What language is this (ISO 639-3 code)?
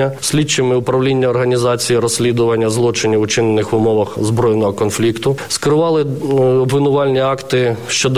ukr